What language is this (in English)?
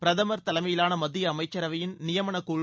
Tamil